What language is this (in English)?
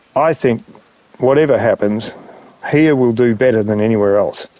English